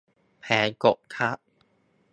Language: Thai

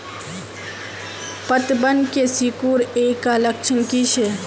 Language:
Magahi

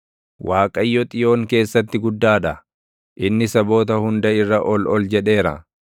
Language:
Oromo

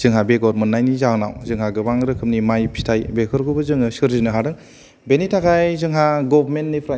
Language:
Bodo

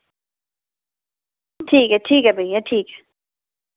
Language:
Dogri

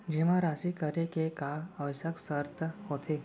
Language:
Chhattisgarhi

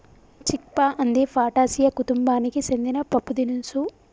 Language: Telugu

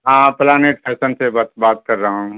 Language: Urdu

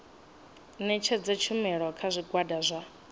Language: Venda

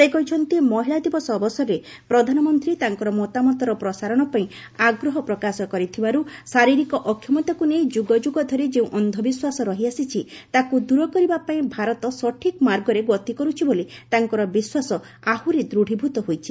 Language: Odia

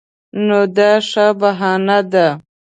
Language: Pashto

